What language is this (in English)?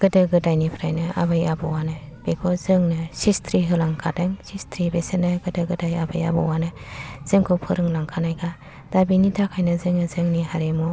Bodo